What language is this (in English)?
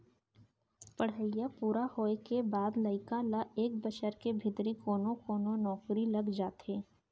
Chhattisgarhi